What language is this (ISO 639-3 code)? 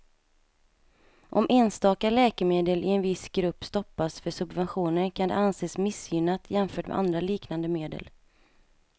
swe